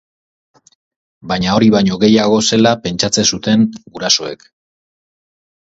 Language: Basque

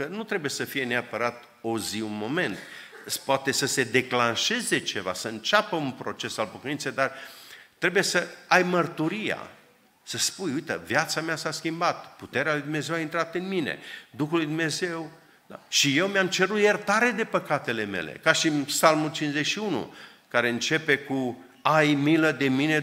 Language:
Romanian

